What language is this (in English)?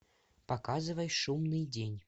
Russian